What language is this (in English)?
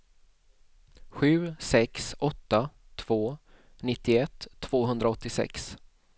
Swedish